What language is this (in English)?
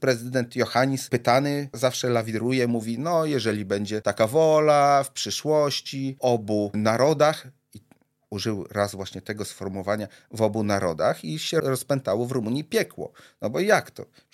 Polish